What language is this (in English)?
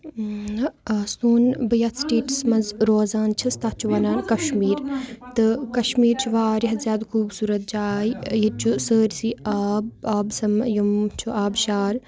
Kashmiri